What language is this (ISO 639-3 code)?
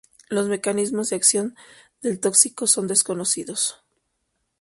spa